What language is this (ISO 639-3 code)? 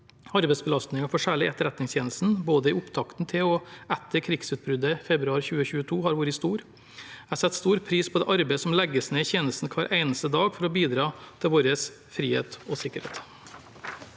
nor